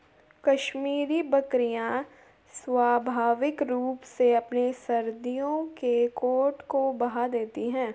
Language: Hindi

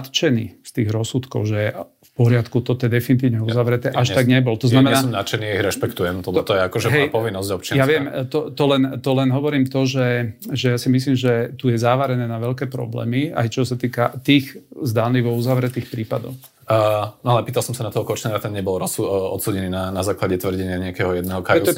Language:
Slovak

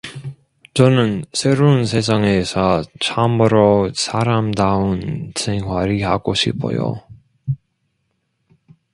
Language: Korean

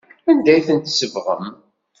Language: Kabyle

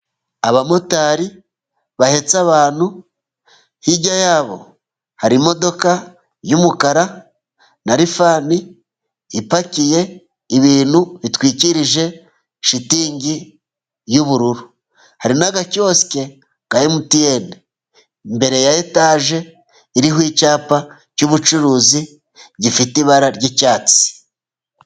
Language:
Kinyarwanda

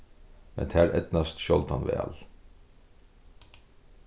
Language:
Faroese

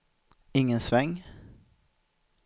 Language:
Swedish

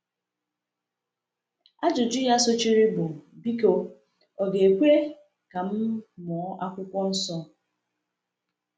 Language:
Igbo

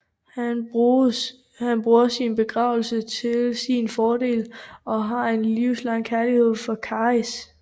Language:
Danish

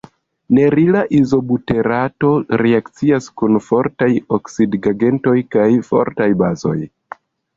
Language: Esperanto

